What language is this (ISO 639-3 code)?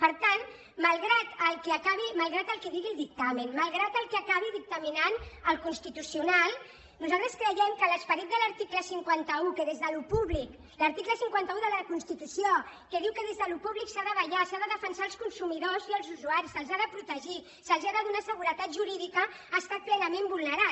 cat